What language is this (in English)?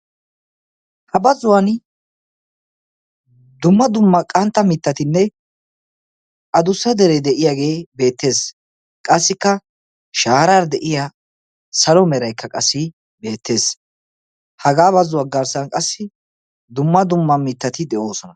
Wolaytta